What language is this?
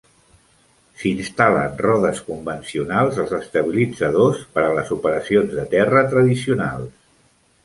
Catalan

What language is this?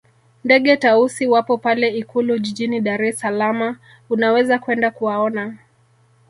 Swahili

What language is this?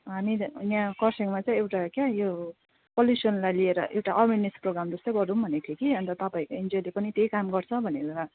Nepali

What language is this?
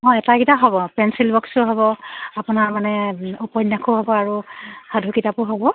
Assamese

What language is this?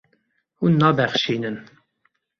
Kurdish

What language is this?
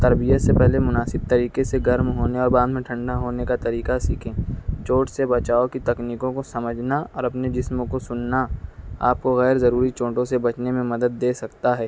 Urdu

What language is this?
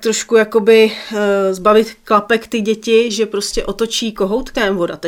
Czech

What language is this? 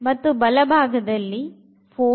Kannada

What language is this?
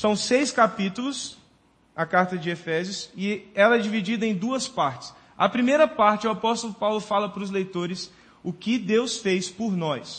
Portuguese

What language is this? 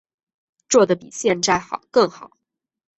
Chinese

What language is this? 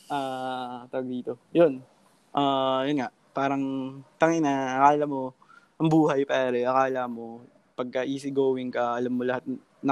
Filipino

